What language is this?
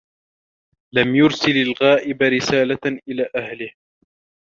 Arabic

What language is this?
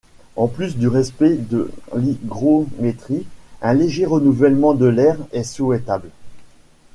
French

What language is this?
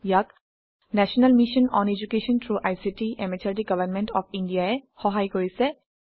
Assamese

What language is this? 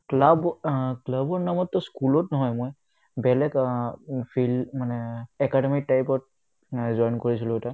Assamese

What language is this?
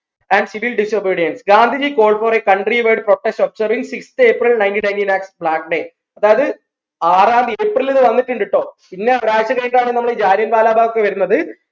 Malayalam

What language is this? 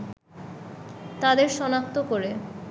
Bangla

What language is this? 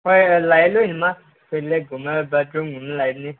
Manipuri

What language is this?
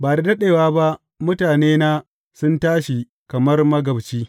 Hausa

